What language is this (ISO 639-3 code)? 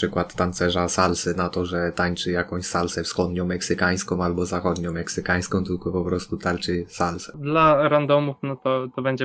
pol